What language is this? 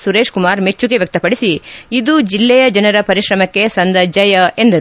Kannada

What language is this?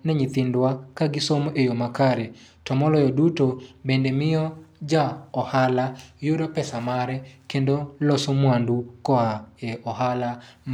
Luo (Kenya and Tanzania)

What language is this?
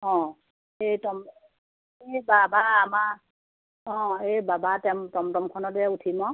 Assamese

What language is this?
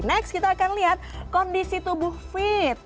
Indonesian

